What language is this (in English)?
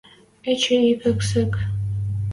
Western Mari